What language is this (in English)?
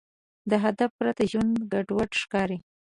Pashto